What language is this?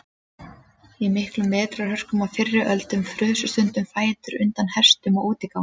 Icelandic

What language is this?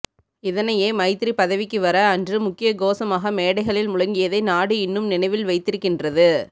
Tamil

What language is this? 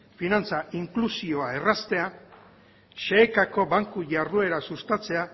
Basque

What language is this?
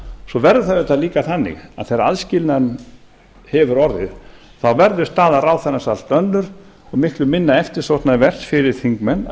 Icelandic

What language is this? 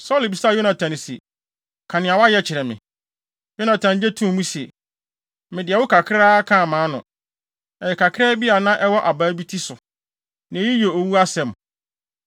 Akan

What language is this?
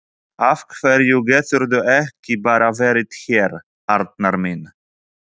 Icelandic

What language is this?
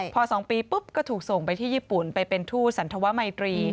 Thai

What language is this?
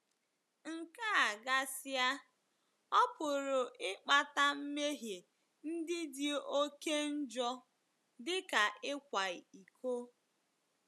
Igbo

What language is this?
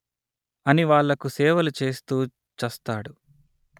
Telugu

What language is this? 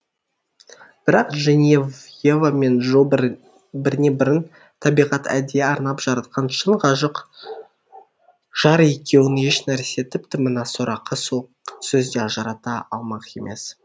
Kazakh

